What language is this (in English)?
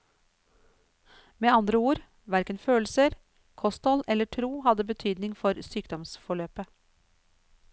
Norwegian